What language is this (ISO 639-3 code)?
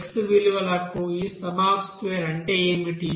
tel